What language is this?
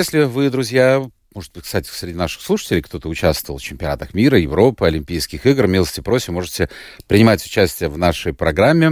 Russian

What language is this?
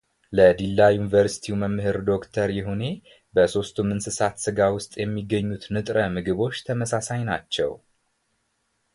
Amharic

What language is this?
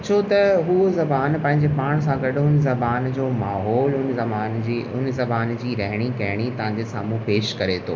Sindhi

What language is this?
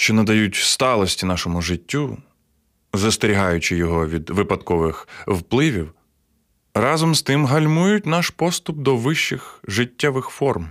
Ukrainian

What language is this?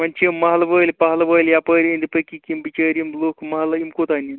Kashmiri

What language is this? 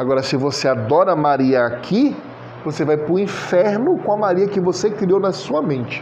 Portuguese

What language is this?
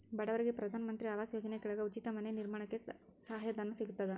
Kannada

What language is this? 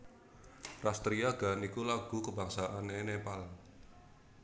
Javanese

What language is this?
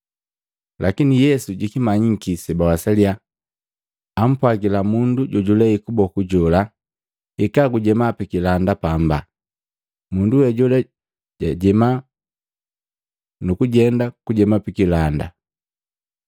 Matengo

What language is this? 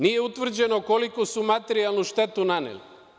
Serbian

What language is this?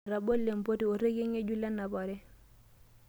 Masai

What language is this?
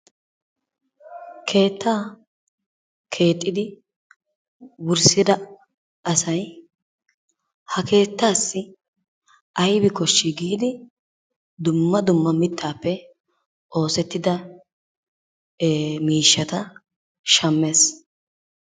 Wolaytta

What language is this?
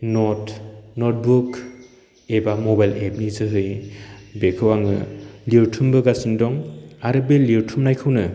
Bodo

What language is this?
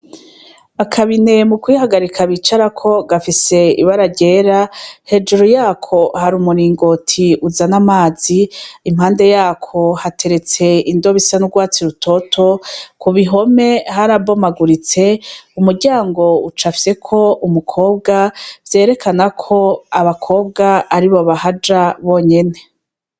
Rundi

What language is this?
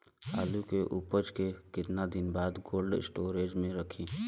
Bhojpuri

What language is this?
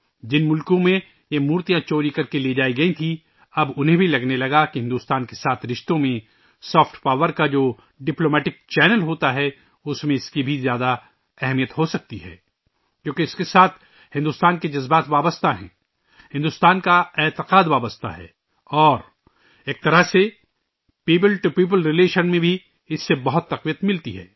Urdu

